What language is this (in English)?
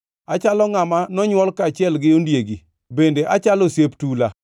Luo (Kenya and Tanzania)